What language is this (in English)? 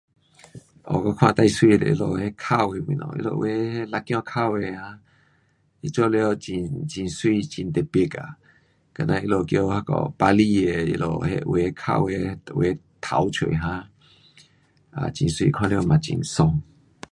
Pu-Xian Chinese